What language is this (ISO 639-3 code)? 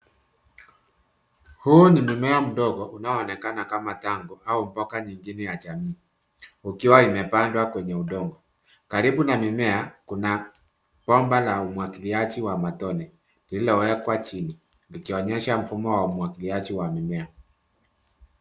swa